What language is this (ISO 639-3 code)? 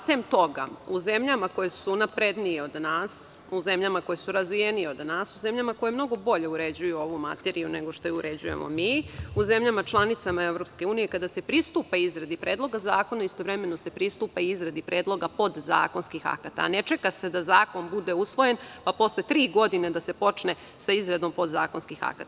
srp